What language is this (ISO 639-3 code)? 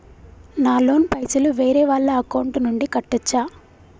tel